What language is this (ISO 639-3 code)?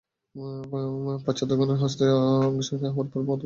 ben